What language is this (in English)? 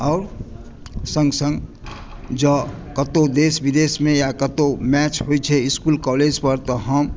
Maithili